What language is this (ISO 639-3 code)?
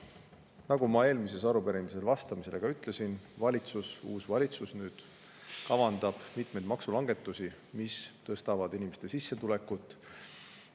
est